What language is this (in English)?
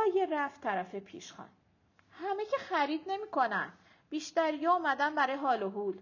Persian